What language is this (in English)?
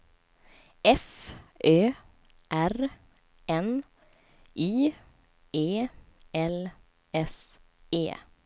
Swedish